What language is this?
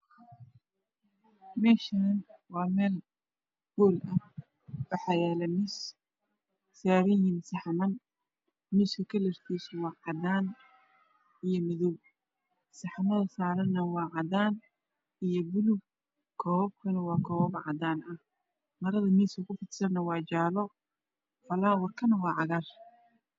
Somali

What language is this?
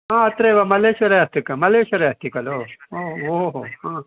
Sanskrit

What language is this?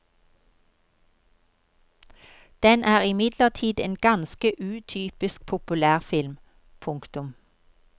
Norwegian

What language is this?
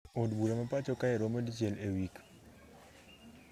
Luo (Kenya and Tanzania)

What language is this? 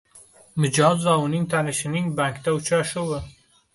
Uzbek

